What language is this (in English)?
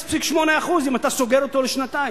Hebrew